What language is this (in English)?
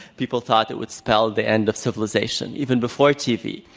English